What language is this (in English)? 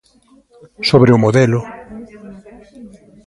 Galician